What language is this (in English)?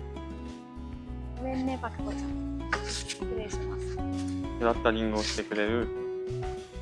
Japanese